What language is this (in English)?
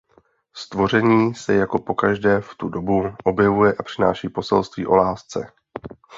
Czech